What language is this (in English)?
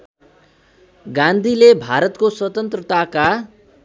Nepali